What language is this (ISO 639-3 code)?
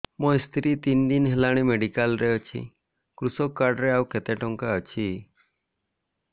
ori